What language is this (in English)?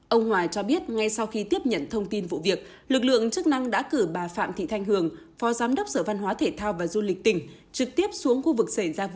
Vietnamese